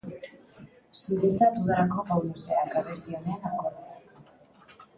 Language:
Basque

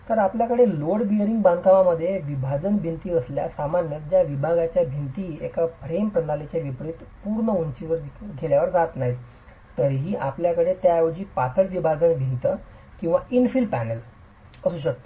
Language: Marathi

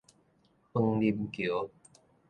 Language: Min Nan Chinese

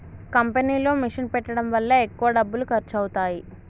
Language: Telugu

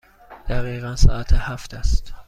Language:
Persian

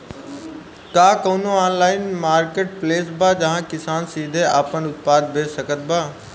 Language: Bhojpuri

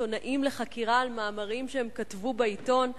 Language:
Hebrew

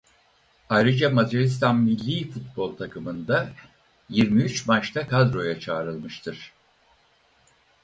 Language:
Turkish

